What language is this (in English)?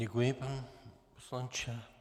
Czech